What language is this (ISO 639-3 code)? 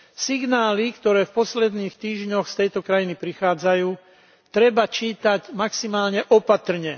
slk